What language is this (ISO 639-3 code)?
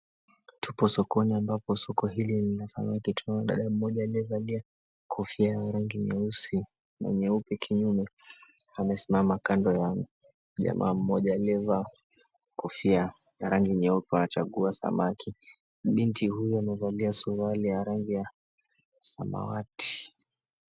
swa